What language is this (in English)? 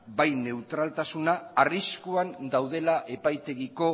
Basque